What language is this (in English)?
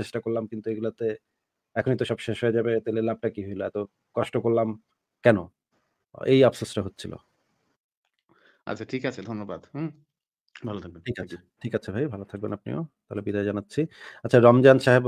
Bangla